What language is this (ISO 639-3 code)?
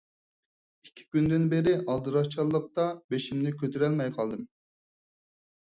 uig